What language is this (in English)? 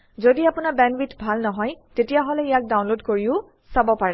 Assamese